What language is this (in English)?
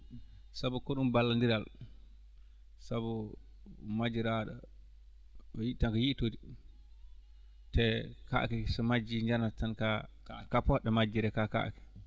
Fula